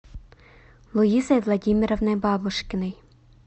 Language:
Russian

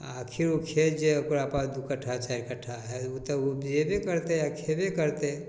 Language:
Maithili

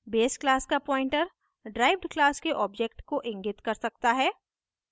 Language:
Hindi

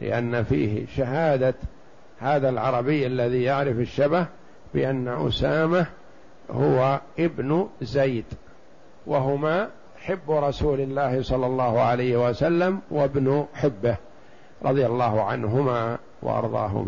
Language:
Arabic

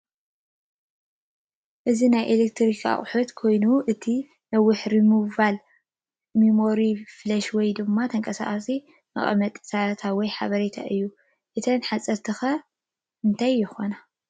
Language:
Tigrinya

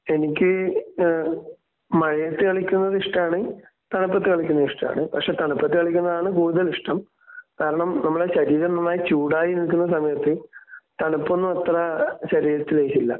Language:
Malayalam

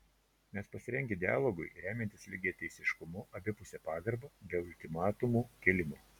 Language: Lithuanian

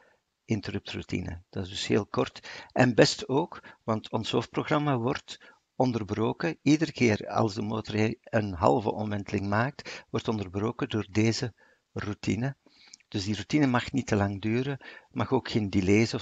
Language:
Dutch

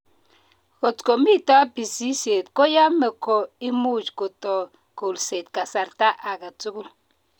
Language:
Kalenjin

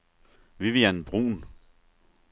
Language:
Danish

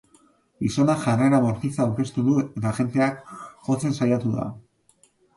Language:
Basque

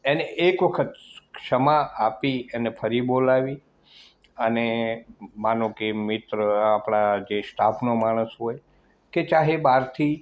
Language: Gujarati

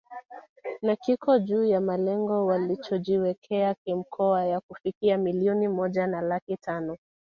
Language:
Swahili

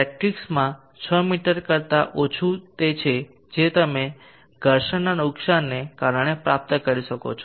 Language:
Gujarati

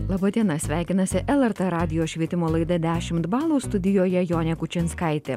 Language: Lithuanian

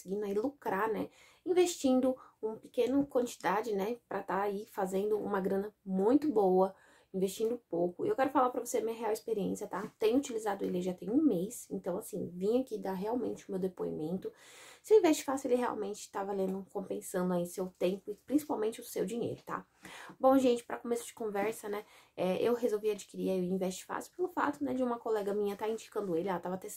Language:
Portuguese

